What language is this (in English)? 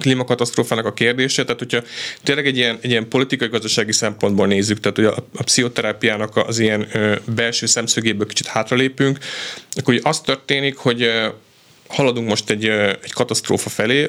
Hungarian